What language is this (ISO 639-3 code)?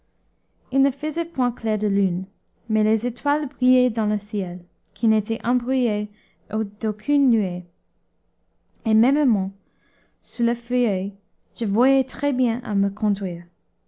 fra